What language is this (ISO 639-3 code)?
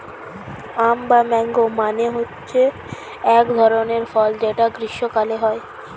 ben